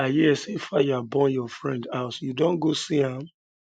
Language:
Nigerian Pidgin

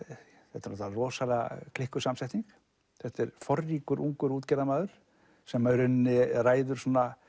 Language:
Icelandic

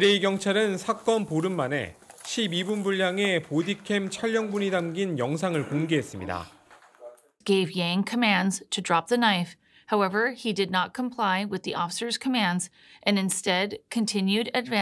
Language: Korean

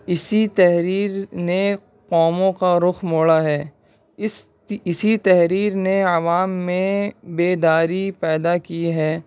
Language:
Urdu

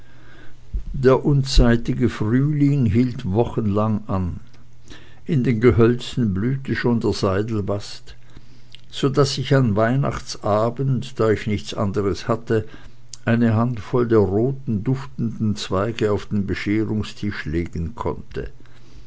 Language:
German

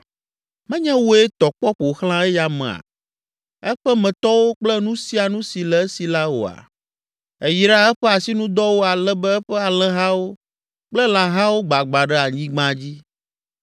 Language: Ewe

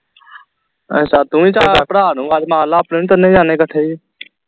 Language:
Punjabi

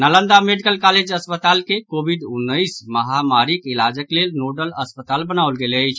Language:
Maithili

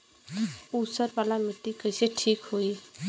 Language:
Bhojpuri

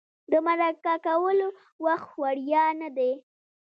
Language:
Pashto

